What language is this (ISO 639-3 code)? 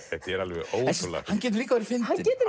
isl